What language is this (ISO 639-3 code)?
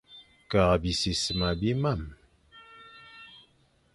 fan